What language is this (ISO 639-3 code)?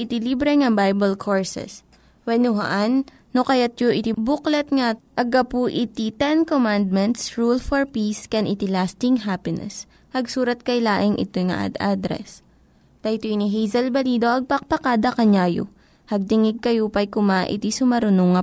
fil